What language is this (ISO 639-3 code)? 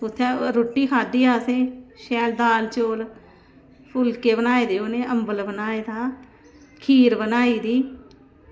doi